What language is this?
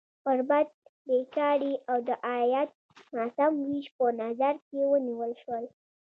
Pashto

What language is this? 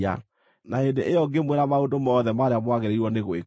Kikuyu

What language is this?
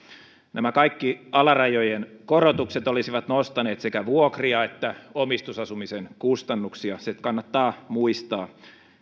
Finnish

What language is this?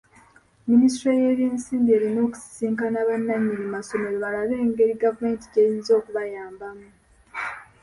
Ganda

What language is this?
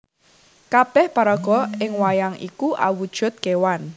Javanese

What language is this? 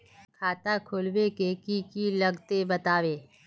Magahi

